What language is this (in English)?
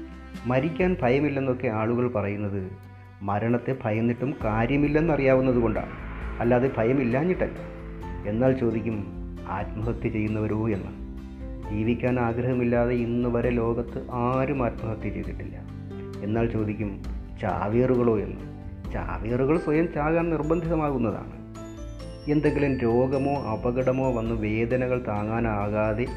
Malayalam